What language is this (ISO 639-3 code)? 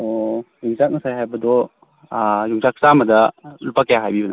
mni